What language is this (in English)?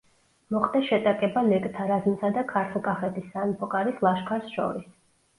Georgian